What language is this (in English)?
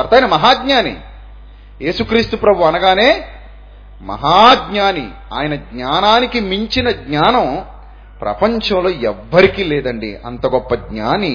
Telugu